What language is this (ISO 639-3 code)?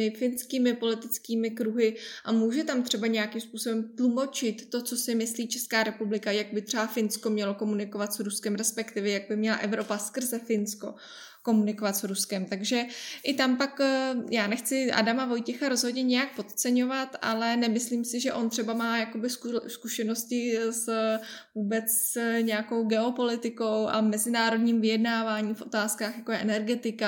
ces